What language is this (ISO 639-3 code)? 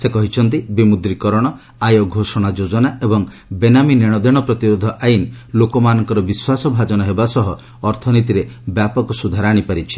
ori